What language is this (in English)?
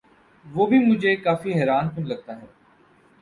Urdu